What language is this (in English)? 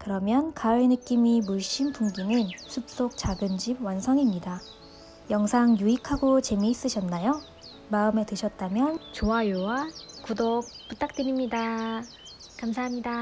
Korean